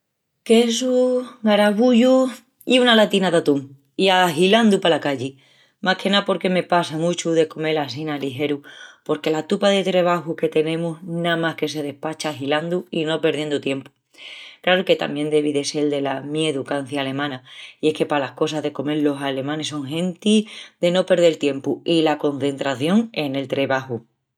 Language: Extremaduran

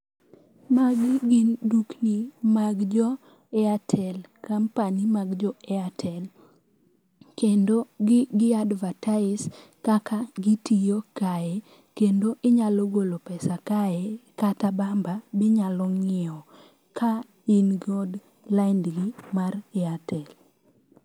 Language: Luo (Kenya and Tanzania)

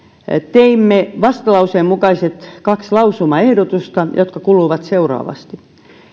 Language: Finnish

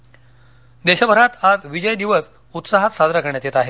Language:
Marathi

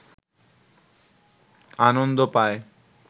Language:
Bangla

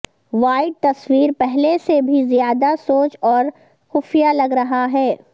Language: Urdu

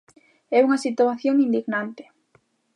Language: Galician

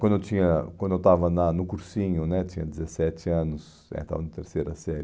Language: Portuguese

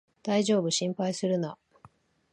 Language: Japanese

